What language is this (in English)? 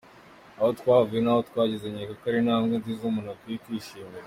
Kinyarwanda